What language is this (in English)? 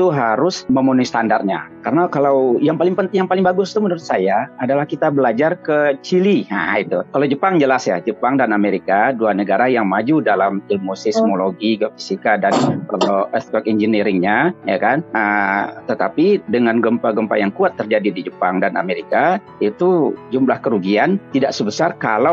Indonesian